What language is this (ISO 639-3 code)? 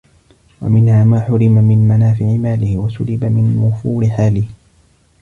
ara